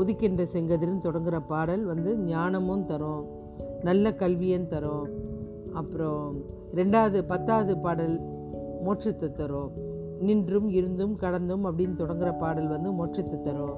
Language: Tamil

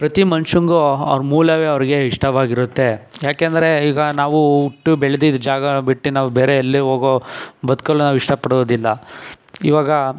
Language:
Kannada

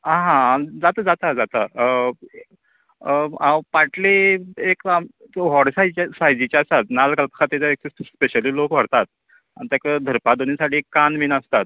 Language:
Konkani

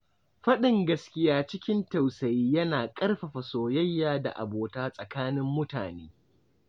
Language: Hausa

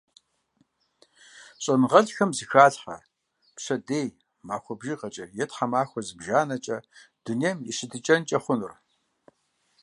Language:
Kabardian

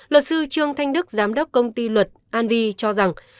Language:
Vietnamese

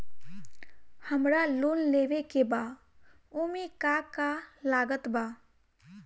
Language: Bhojpuri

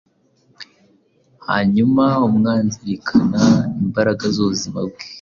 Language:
Kinyarwanda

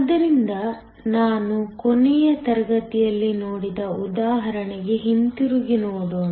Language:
Kannada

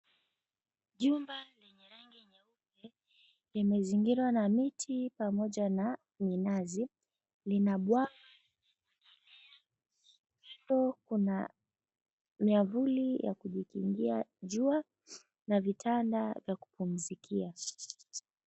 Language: Swahili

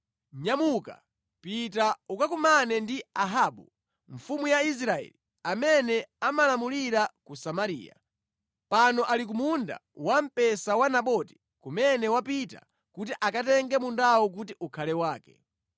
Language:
Nyanja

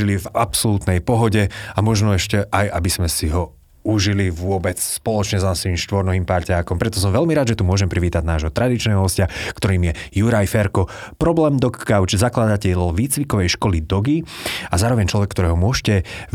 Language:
Slovak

